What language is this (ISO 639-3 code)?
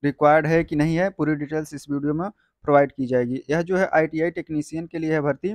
hin